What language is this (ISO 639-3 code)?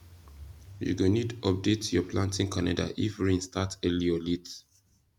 pcm